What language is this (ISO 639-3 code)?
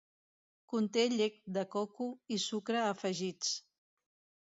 cat